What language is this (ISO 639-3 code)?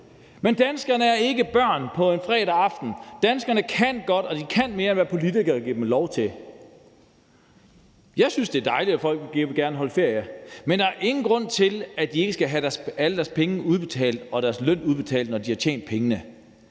dan